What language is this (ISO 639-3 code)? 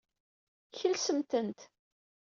kab